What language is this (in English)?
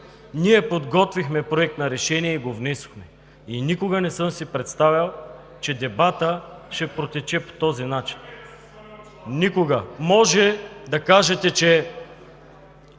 Bulgarian